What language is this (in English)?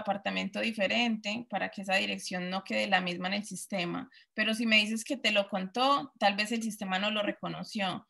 Spanish